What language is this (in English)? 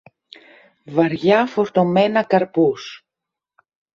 Greek